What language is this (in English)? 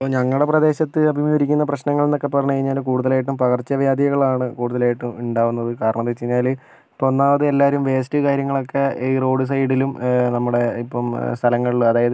Malayalam